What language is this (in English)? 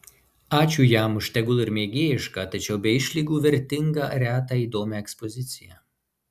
Lithuanian